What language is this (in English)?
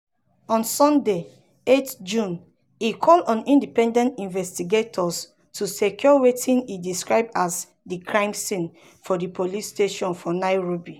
Nigerian Pidgin